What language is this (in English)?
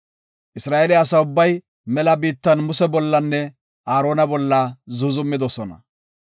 Gofa